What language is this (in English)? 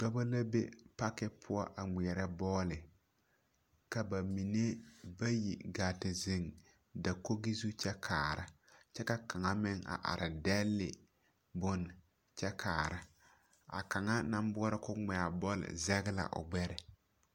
Southern Dagaare